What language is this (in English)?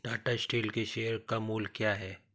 Hindi